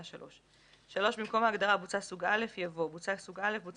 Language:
Hebrew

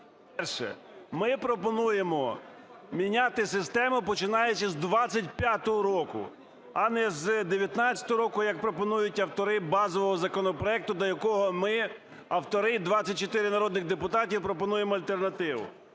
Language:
Ukrainian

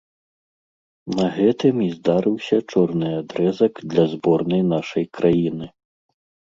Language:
Belarusian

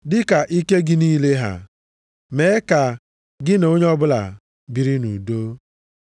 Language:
Igbo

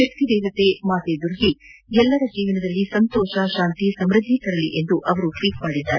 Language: Kannada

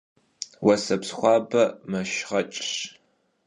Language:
Kabardian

